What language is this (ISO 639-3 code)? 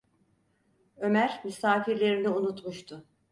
tur